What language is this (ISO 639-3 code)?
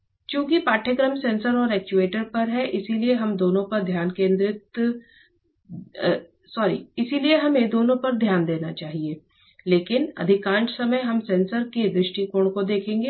hin